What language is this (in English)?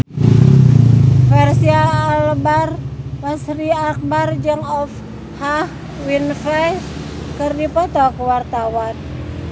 Sundanese